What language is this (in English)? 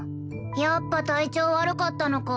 Japanese